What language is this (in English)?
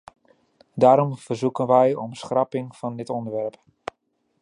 Dutch